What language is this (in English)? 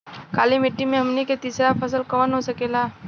Bhojpuri